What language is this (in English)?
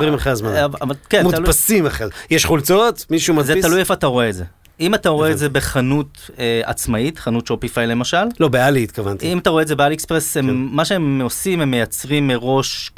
Hebrew